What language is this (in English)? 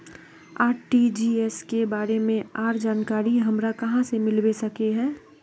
Magahi